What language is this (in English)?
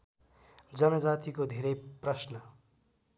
Nepali